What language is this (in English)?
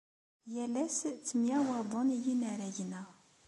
Kabyle